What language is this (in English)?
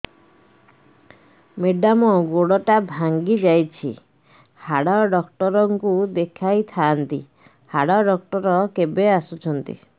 Odia